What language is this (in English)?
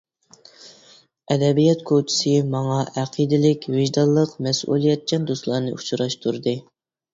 Uyghur